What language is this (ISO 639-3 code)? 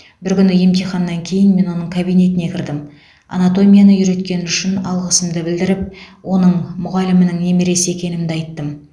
kaz